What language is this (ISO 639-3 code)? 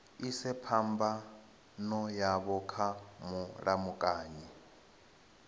ven